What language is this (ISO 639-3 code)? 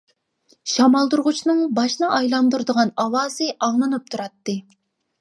uig